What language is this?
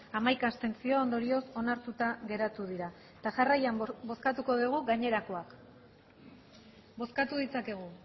Basque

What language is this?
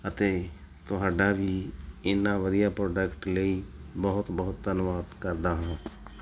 Punjabi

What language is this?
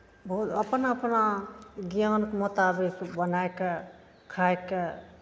Maithili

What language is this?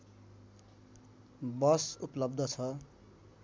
Nepali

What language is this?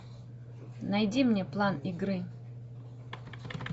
Russian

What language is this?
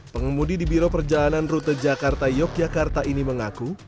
Indonesian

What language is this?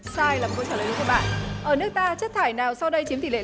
Vietnamese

